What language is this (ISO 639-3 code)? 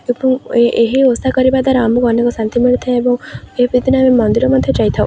ori